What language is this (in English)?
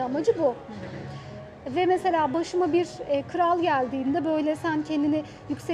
Turkish